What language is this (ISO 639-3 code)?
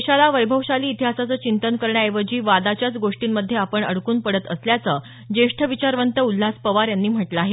mar